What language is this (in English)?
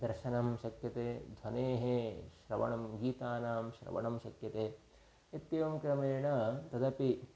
Sanskrit